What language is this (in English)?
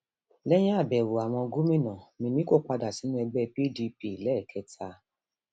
Yoruba